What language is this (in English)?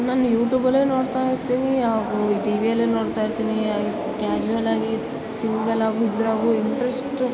Kannada